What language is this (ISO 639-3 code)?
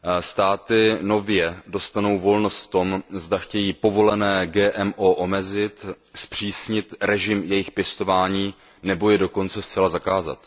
ces